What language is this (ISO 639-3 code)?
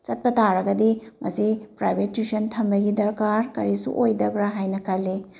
mni